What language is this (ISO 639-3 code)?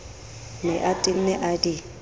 sot